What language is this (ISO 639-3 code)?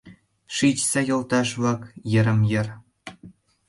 chm